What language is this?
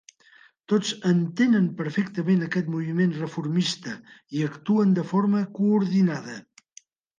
Catalan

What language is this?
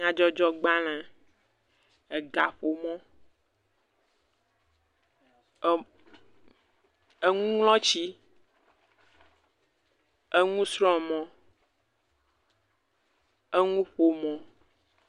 Ewe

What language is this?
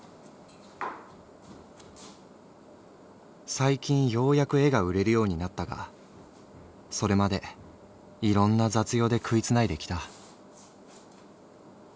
Japanese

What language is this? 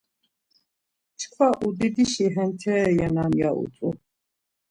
Laz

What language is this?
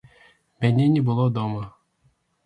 Belarusian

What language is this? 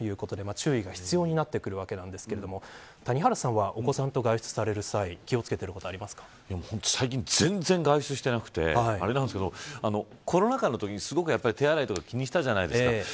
Japanese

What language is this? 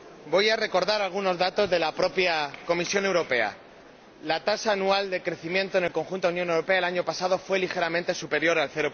Spanish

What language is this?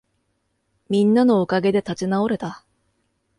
Japanese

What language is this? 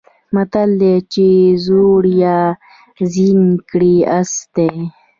Pashto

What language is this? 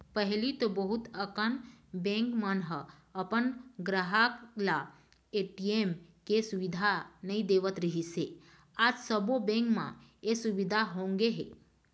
Chhattisgarhi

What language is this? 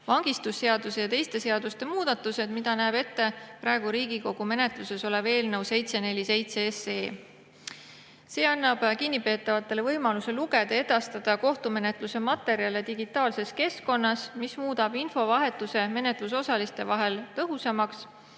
Estonian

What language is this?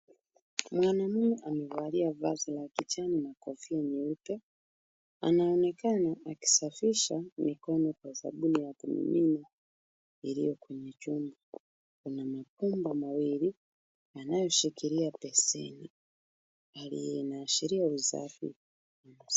Swahili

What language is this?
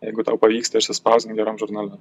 Lithuanian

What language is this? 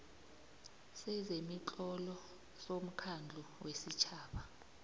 South Ndebele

